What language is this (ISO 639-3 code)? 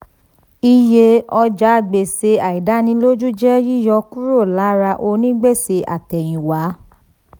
yor